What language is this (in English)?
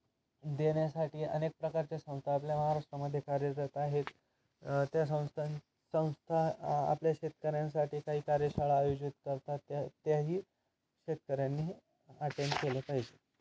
Marathi